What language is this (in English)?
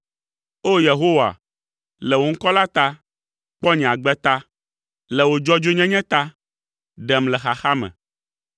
Ewe